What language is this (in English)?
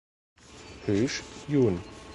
German